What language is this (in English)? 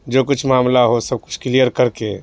Urdu